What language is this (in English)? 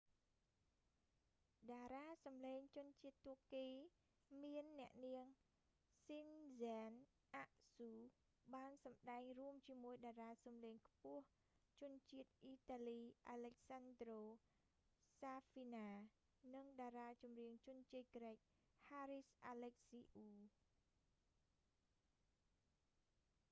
Khmer